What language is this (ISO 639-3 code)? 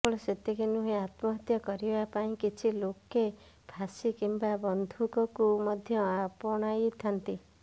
ori